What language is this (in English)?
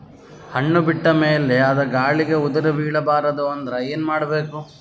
Kannada